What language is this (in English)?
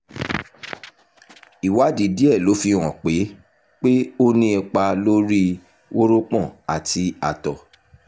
Yoruba